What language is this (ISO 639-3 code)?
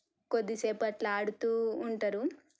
tel